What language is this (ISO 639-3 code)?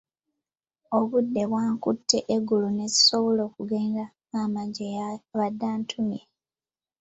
lug